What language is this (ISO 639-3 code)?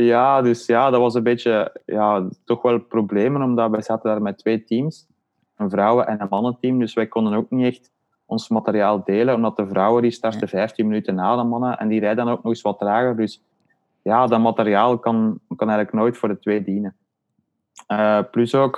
nld